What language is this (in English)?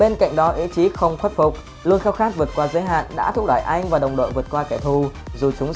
Vietnamese